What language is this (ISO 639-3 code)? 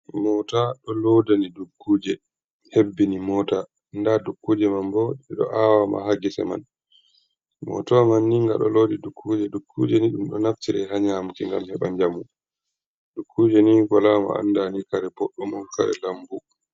ful